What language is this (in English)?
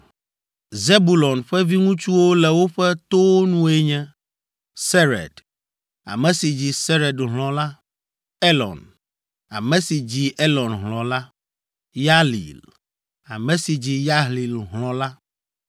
Ewe